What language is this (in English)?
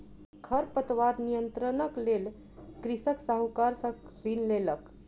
Maithili